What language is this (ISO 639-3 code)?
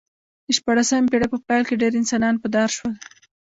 pus